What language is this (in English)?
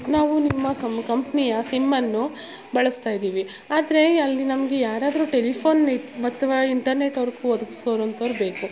Kannada